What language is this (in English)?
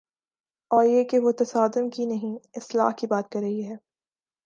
Urdu